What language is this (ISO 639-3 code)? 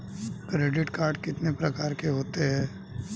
hin